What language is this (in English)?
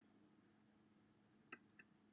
Welsh